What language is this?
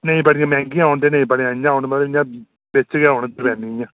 Dogri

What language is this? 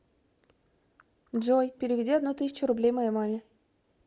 Russian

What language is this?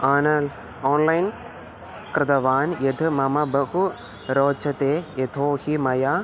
Sanskrit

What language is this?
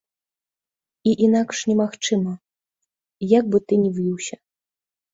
Belarusian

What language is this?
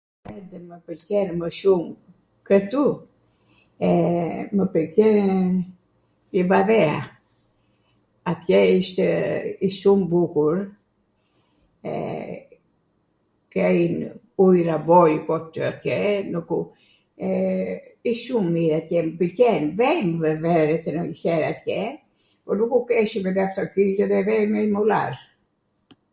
Arvanitika Albanian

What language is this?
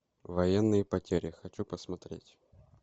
Russian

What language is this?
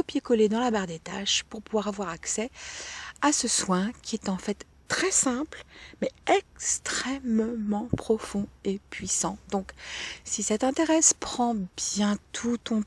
French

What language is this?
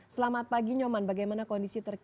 Indonesian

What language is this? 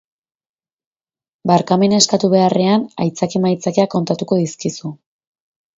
Basque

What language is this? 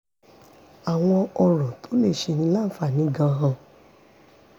Yoruba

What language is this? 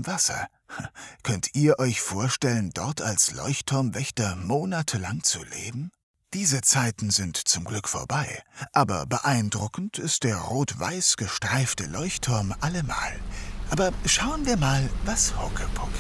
German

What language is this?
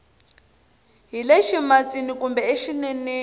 Tsonga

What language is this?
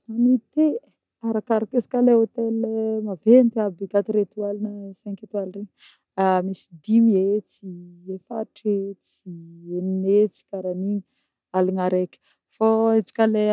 Northern Betsimisaraka Malagasy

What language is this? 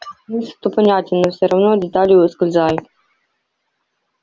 Russian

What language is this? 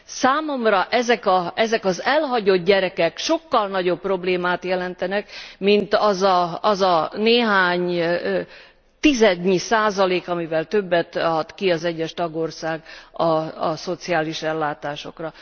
Hungarian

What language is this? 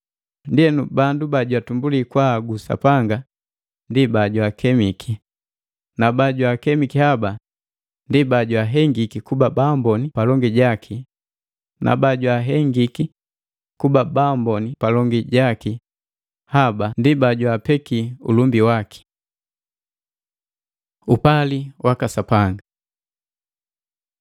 Matengo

